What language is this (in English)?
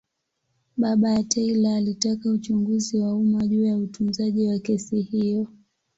Swahili